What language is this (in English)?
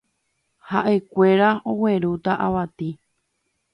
Guarani